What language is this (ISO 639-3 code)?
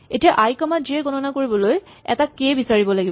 asm